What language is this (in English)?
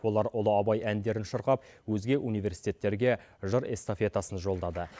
Kazakh